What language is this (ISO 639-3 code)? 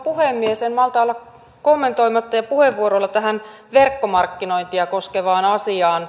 fin